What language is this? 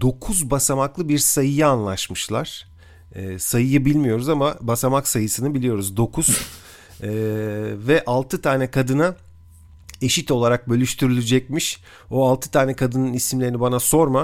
Turkish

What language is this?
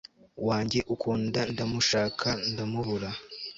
Kinyarwanda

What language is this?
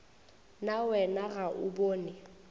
Northern Sotho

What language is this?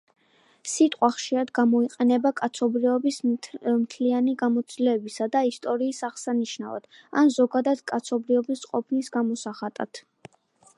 Georgian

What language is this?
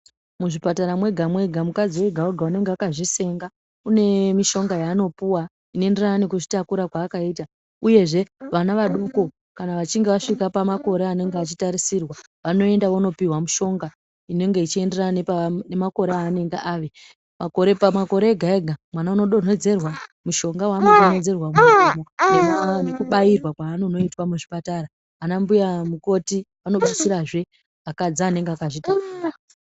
Ndau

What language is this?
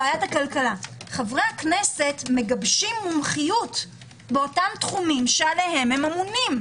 Hebrew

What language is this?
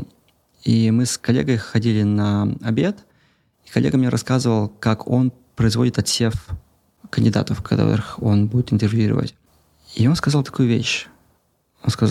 Russian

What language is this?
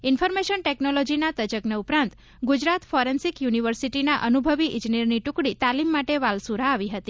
Gujarati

